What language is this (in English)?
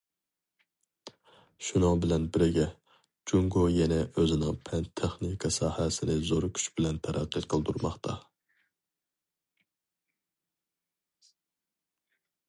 Uyghur